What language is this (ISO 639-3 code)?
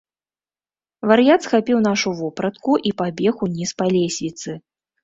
bel